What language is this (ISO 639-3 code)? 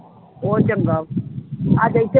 pan